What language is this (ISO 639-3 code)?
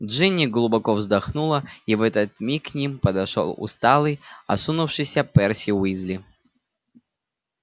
rus